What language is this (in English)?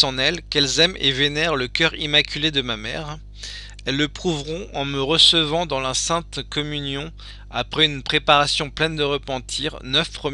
French